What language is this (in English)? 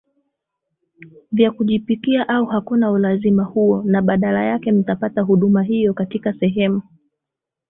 Swahili